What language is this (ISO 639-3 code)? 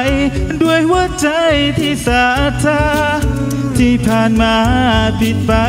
tha